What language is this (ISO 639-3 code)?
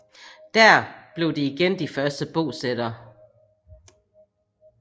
dan